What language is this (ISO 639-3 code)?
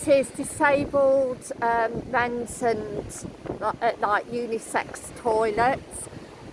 eng